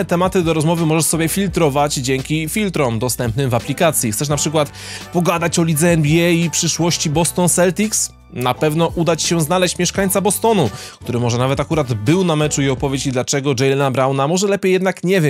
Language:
Polish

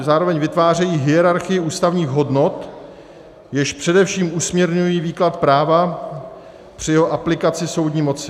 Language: Czech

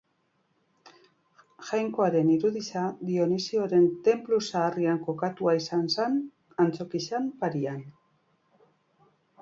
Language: Basque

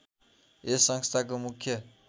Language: Nepali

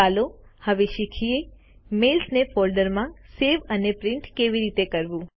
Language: Gujarati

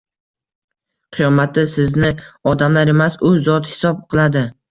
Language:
Uzbek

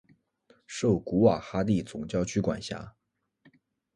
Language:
Chinese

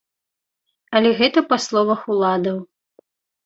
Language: Belarusian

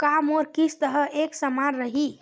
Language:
Chhattisgarhi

